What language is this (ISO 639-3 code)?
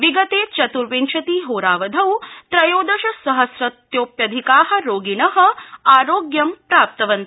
san